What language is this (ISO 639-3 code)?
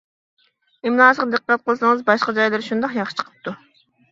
uig